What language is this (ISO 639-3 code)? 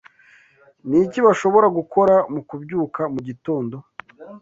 kin